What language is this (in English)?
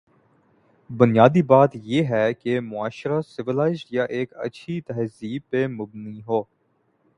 Urdu